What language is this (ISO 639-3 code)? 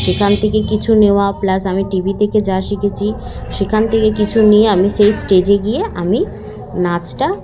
ben